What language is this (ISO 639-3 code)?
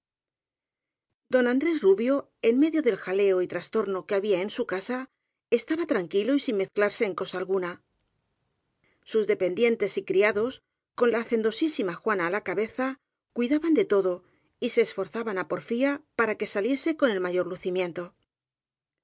spa